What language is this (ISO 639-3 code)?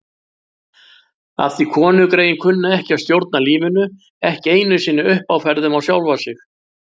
isl